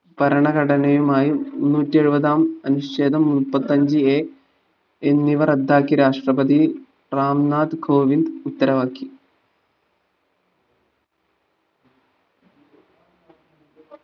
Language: Malayalam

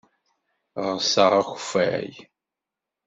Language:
Kabyle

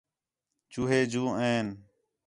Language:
Khetrani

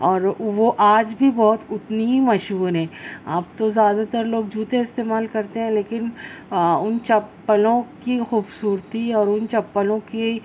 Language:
Urdu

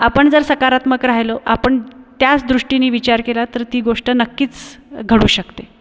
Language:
Marathi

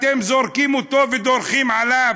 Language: Hebrew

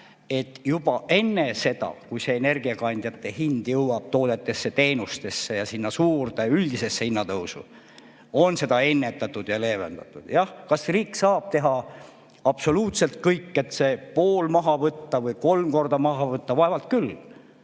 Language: Estonian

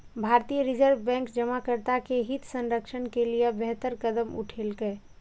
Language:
Maithili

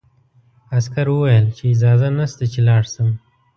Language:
Pashto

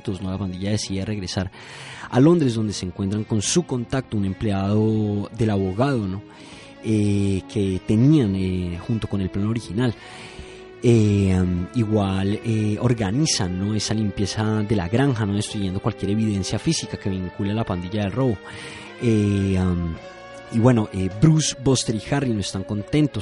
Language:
Spanish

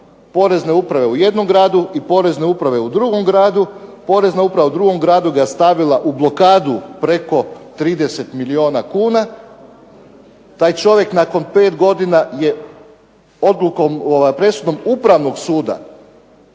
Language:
Croatian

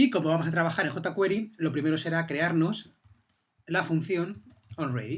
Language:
Spanish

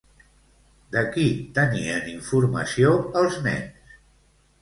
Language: Catalan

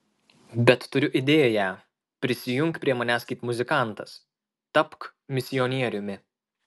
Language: Lithuanian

